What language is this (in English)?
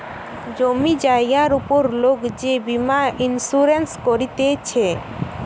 Bangla